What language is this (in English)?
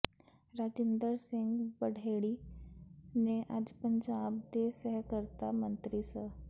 Punjabi